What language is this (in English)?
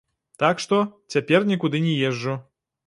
Belarusian